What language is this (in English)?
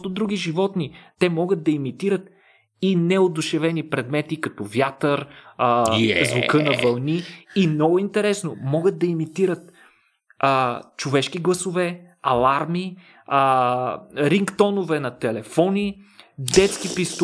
Bulgarian